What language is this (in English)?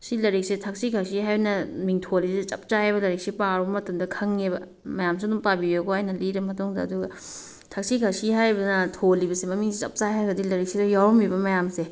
Manipuri